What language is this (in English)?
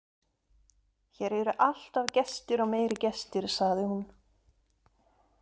Icelandic